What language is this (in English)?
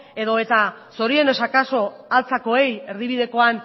Basque